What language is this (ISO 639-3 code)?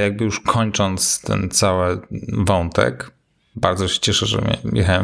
pol